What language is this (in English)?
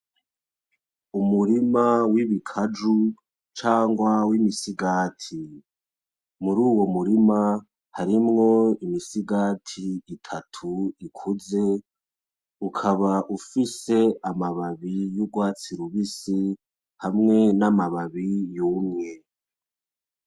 Rundi